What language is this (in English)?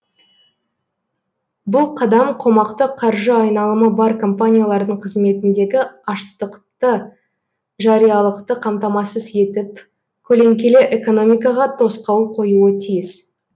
Kazakh